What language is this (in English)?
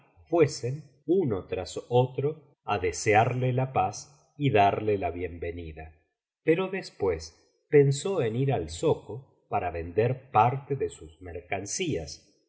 Spanish